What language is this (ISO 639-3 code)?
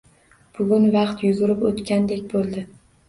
uzb